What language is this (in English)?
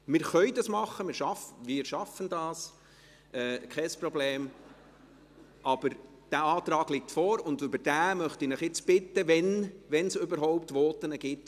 Swiss German